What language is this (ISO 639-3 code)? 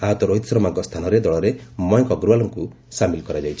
ori